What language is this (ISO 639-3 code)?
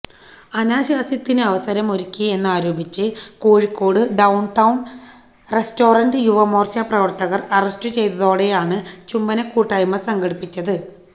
mal